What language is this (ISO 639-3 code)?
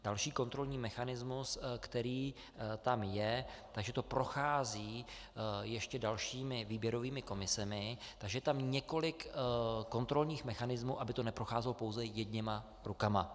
ces